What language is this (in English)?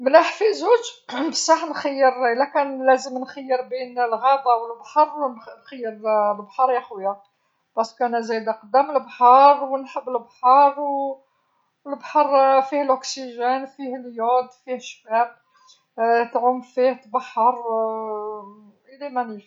Algerian Arabic